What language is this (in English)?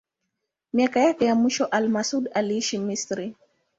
Swahili